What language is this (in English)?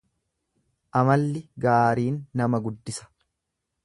Oromo